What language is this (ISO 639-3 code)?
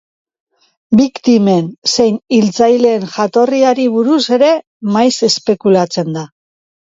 eus